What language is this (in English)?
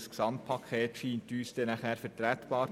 Swiss German